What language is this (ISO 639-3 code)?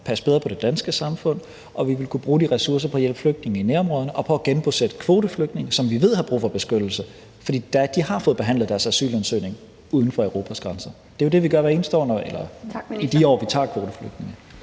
dan